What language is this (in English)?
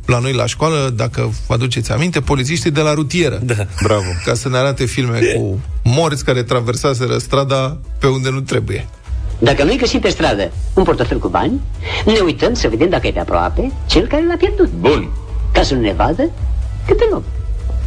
Romanian